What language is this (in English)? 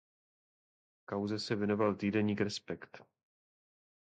Czech